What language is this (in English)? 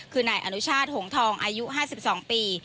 Thai